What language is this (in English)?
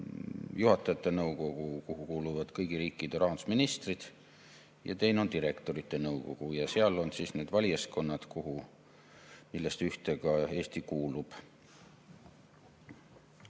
Estonian